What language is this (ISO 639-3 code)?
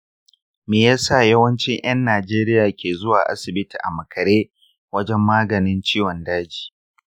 hau